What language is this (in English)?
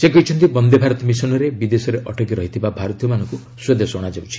Odia